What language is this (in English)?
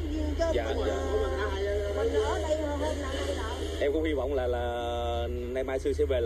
Vietnamese